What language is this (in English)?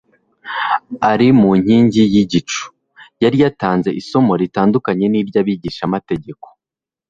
Kinyarwanda